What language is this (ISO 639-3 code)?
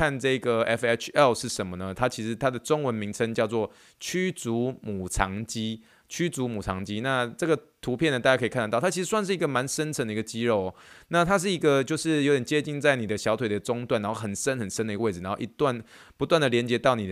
zho